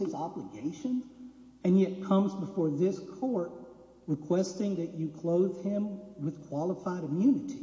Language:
English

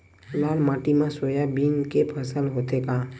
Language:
Chhattisgarhi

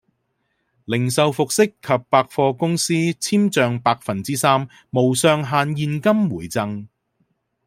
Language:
Cantonese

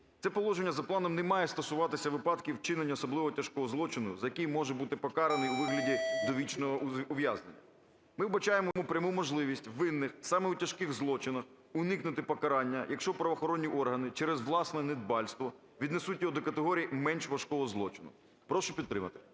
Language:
Ukrainian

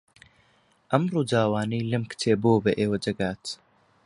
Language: Central Kurdish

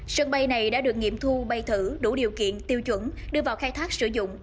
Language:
Vietnamese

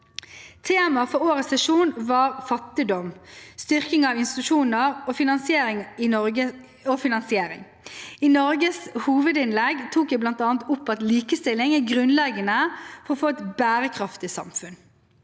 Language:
Norwegian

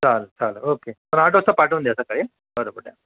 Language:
Marathi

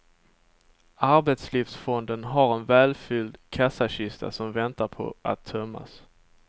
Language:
Swedish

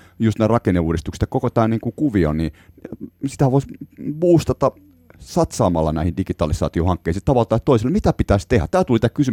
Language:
Finnish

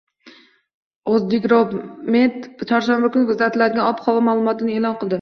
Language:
Uzbek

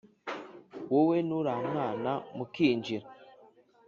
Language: Kinyarwanda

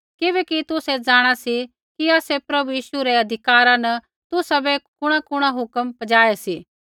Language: Kullu Pahari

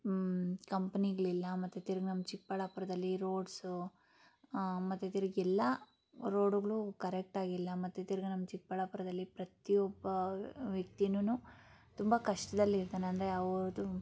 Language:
Kannada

